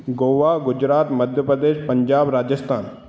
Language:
Sindhi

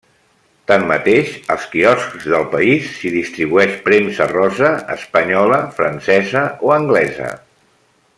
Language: Catalan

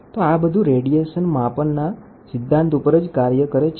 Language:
Gujarati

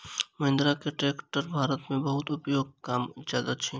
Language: Maithili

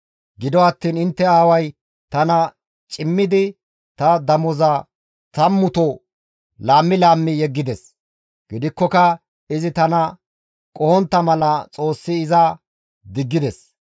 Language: Gamo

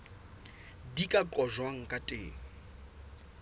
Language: Southern Sotho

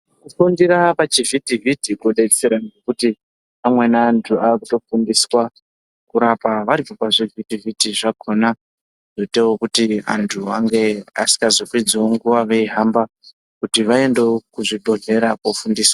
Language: Ndau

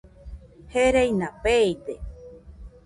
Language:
Nüpode Huitoto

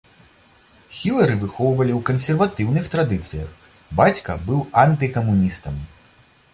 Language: Belarusian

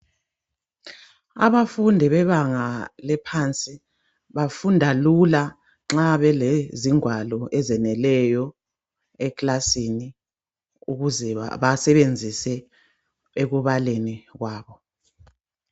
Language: North Ndebele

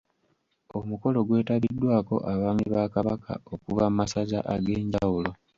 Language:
Ganda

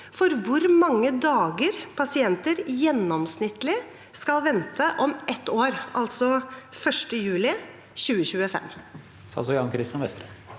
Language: Norwegian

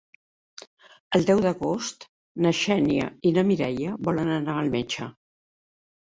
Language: Catalan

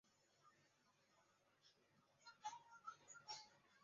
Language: Chinese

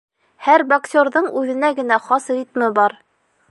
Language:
Bashkir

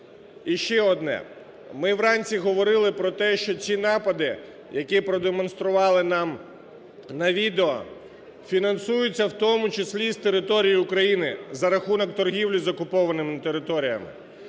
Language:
Ukrainian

